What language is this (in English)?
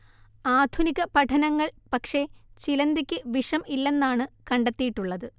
Malayalam